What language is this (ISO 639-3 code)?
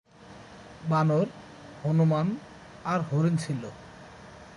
ben